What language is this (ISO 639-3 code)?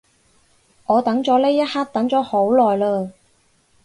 yue